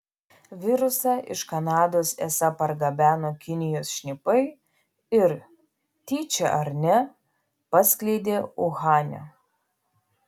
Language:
Lithuanian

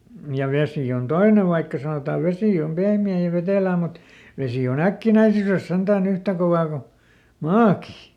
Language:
Finnish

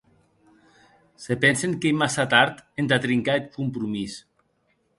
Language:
Occitan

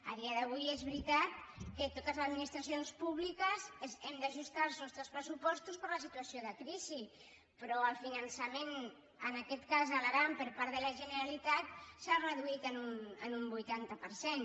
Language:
Catalan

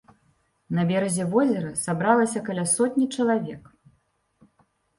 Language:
Belarusian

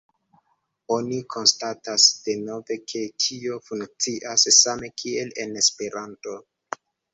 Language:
Esperanto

